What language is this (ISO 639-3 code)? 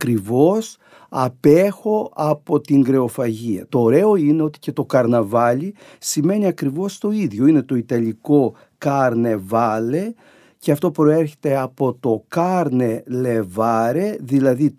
ell